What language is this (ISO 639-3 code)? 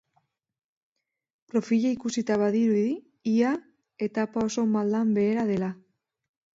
eus